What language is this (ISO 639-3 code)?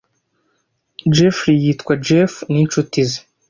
kin